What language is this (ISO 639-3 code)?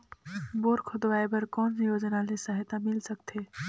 hne